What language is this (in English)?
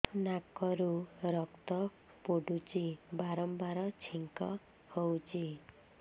Odia